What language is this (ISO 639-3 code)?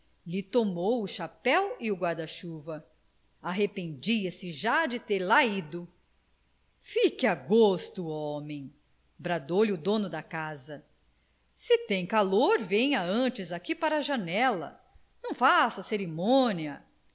por